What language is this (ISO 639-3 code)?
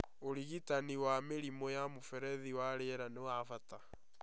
kik